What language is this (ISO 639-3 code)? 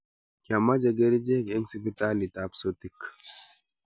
kln